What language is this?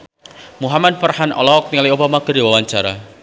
Sundanese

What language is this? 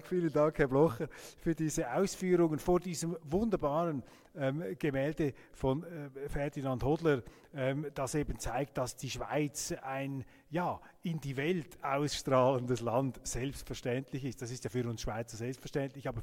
German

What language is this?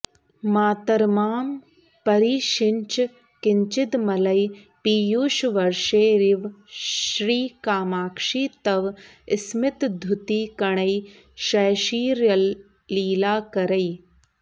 Sanskrit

